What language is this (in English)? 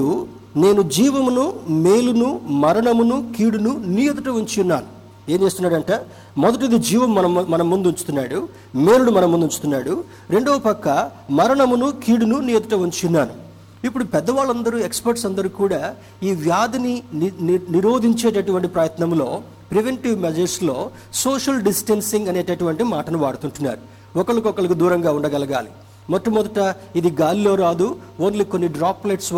Telugu